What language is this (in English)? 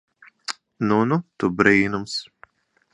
Latvian